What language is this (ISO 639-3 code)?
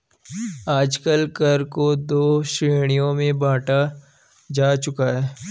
hin